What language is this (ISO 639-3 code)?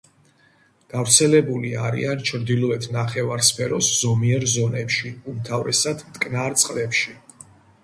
kat